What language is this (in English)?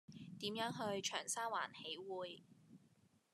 Cantonese